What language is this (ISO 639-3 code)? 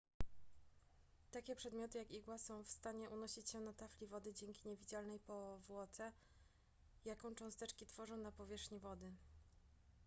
pol